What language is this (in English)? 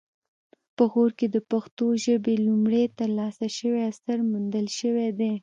Pashto